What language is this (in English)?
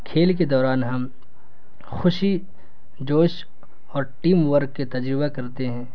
Urdu